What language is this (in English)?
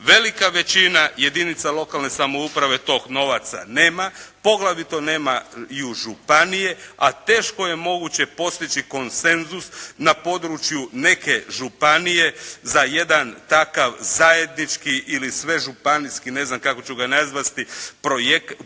Croatian